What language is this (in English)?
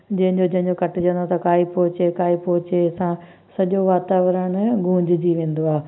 Sindhi